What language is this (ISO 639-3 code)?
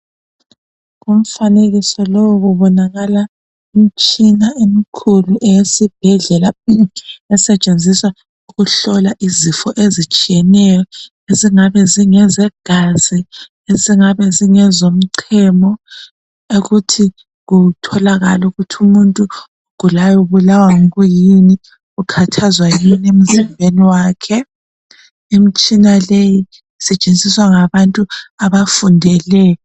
nde